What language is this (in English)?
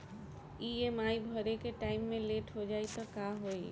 Bhojpuri